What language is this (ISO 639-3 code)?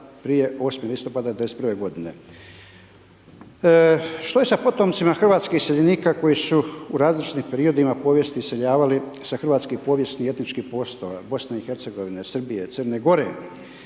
hrv